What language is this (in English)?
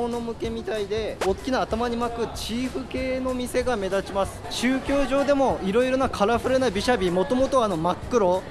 Japanese